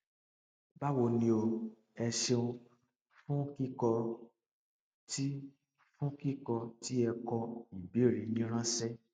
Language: Yoruba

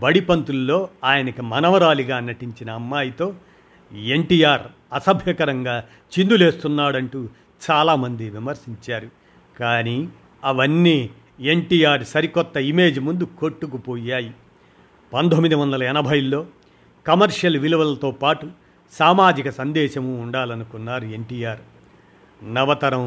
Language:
Telugu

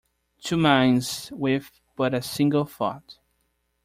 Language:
English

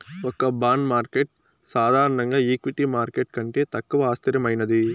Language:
Telugu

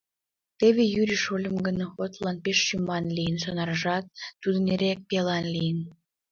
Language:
Mari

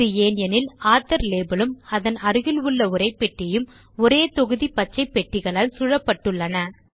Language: Tamil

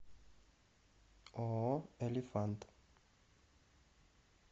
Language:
Russian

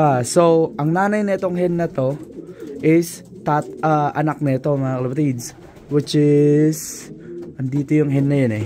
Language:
Filipino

